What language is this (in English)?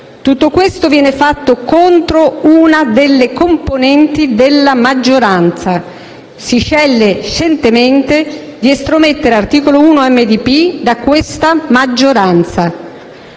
Italian